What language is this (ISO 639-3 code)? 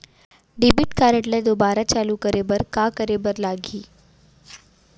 hne